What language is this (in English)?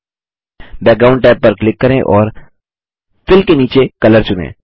Hindi